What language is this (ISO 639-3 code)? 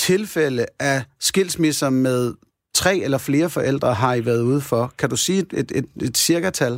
dan